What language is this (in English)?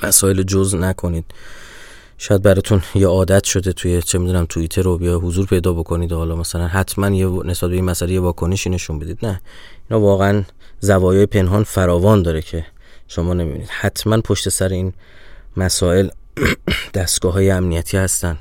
Persian